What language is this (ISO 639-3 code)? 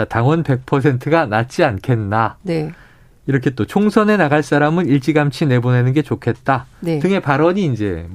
kor